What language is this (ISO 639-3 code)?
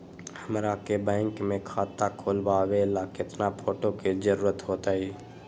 mag